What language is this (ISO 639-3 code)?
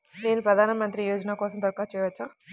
tel